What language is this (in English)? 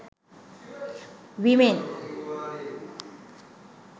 Sinhala